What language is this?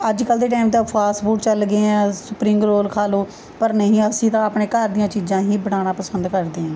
Punjabi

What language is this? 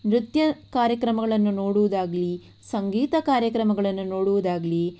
Kannada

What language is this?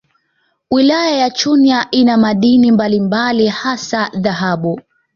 Swahili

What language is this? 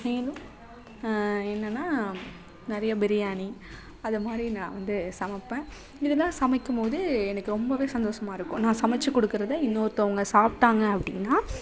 Tamil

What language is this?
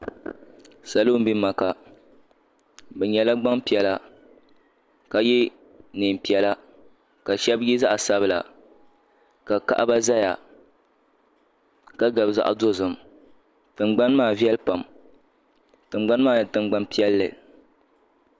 Dagbani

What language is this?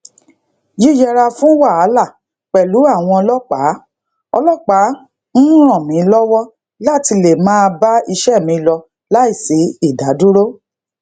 Yoruba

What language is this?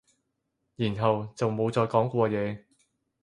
Cantonese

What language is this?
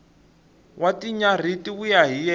Tsonga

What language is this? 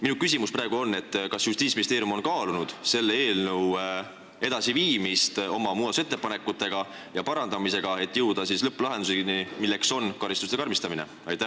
Estonian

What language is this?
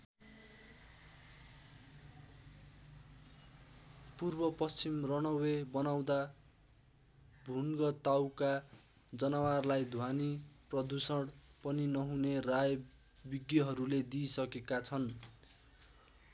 Nepali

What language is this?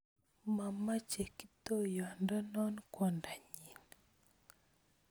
Kalenjin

